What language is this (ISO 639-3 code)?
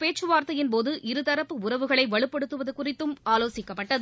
tam